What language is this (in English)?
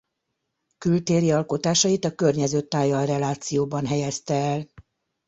Hungarian